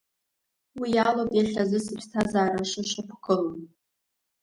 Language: Abkhazian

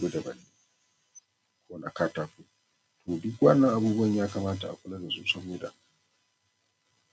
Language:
Hausa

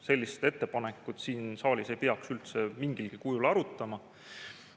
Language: Estonian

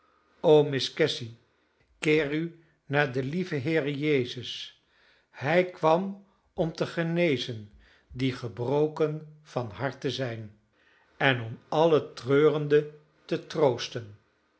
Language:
Dutch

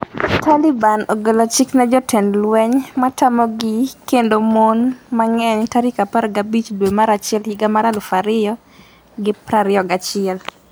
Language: Luo (Kenya and Tanzania)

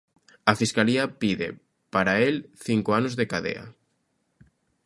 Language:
Galician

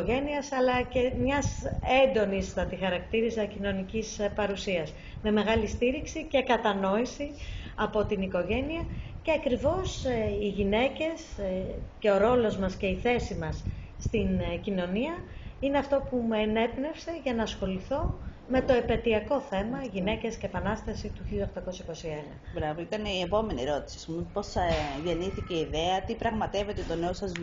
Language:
Greek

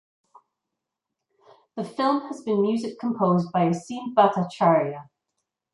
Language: English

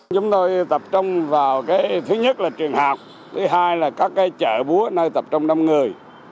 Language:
Vietnamese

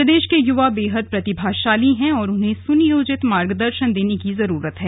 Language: Hindi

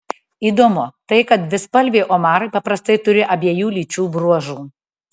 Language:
Lithuanian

